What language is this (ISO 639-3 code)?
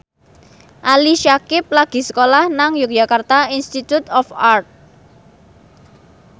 jav